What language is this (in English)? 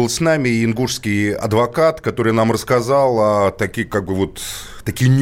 Russian